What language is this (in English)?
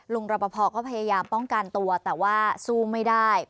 Thai